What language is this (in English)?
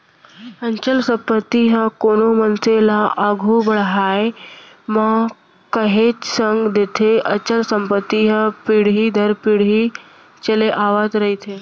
Chhattisgarhi